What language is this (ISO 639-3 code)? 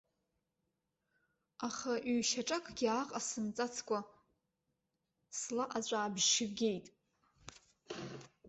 abk